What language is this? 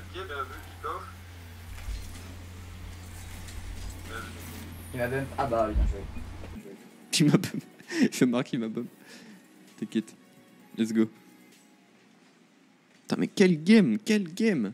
French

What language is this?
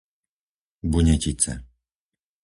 Slovak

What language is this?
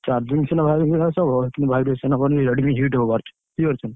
Odia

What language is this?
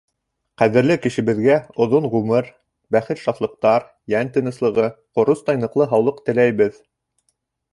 Bashkir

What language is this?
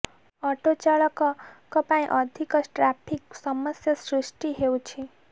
Odia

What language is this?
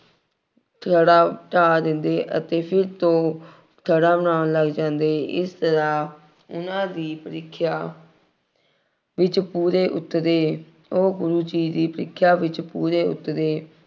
Punjabi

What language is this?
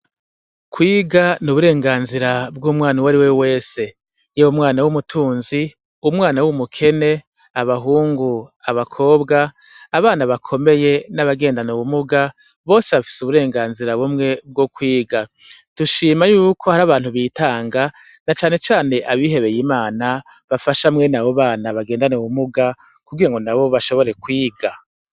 Rundi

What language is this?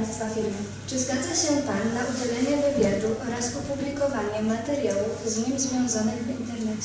Polish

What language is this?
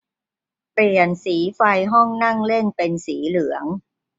Thai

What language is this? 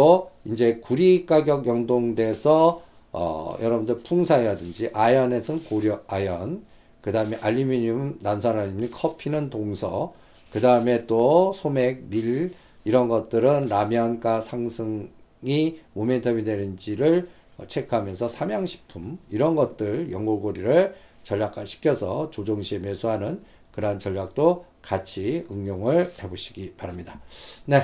Korean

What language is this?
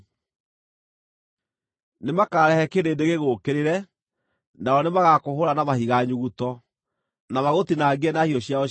Kikuyu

